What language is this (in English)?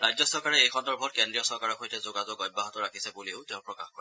Assamese